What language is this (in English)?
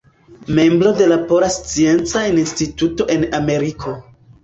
Esperanto